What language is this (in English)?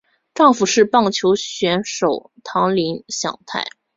Chinese